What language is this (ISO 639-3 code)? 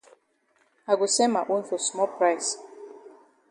wes